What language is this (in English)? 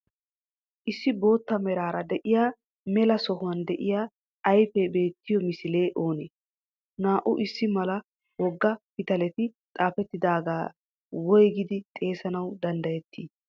Wolaytta